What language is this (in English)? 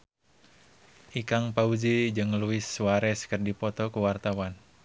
Sundanese